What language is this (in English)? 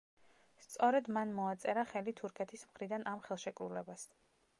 Georgian